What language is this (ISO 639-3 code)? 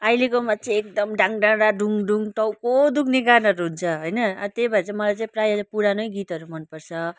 nep